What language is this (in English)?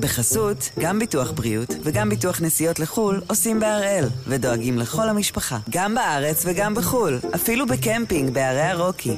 Hebrew